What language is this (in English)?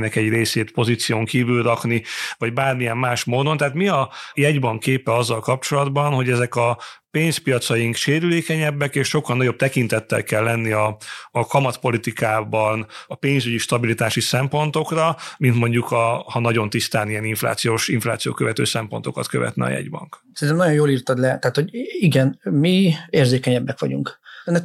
Hungarian